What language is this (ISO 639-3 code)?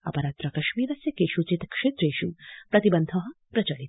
san